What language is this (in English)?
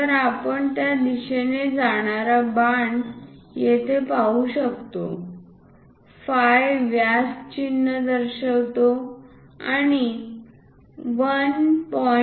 Marathi